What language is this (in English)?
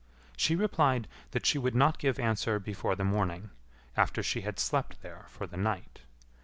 English